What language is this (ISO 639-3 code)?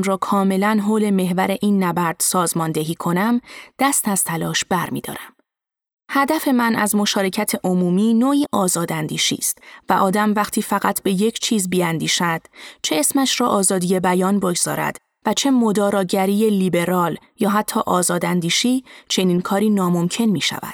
fas